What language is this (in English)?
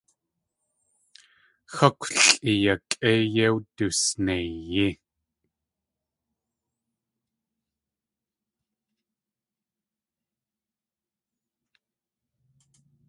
Tlingit